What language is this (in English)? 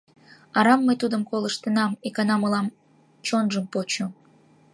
Mari